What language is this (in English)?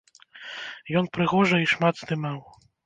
Belarusian